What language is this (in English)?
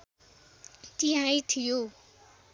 Nepali